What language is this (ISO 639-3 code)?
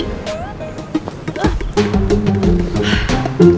ind